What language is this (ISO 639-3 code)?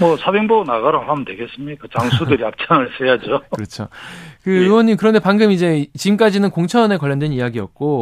kor